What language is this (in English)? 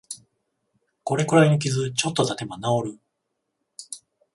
Japanese